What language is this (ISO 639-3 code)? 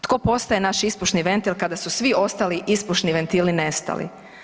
hrv